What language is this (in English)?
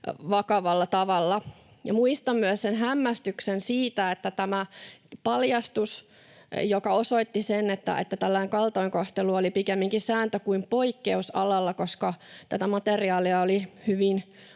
Finnish